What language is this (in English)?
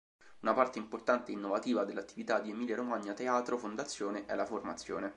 Italian